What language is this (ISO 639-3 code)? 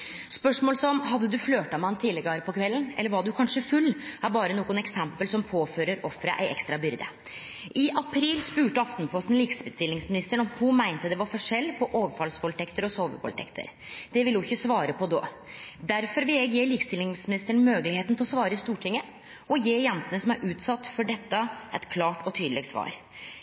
nno